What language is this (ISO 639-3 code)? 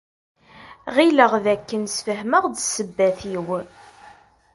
kab